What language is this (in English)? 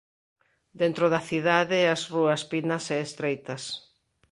Galician